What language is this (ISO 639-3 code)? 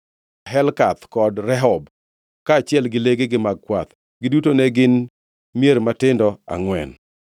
luo